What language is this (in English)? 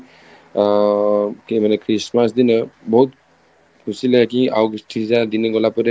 Odia